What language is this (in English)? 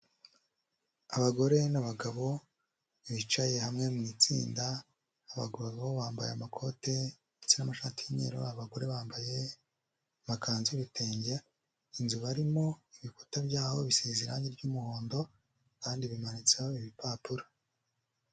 Kinyarwanda